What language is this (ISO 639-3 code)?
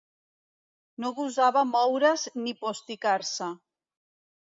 cat